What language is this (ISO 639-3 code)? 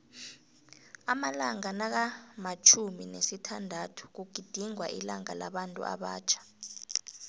nbl